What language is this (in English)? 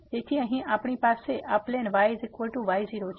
Gujarati